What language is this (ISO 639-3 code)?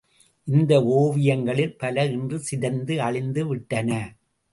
tam